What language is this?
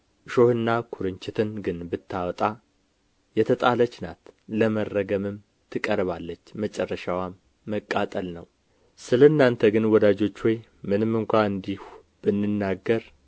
Amharic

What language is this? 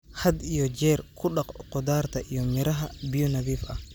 Somali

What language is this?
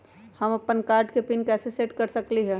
Magahi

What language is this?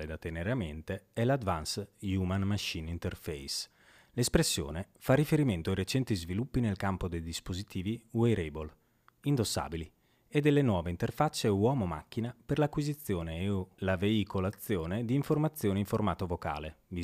Italian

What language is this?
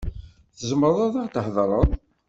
Kabyle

